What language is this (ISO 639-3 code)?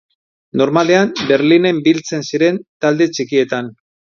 eus